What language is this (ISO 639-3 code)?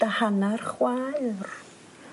cym